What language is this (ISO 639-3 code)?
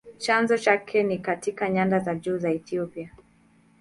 swa